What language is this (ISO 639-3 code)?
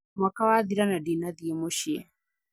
kik